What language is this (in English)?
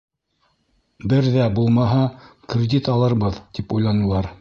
Bashkir